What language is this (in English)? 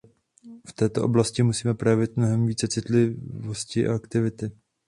Czech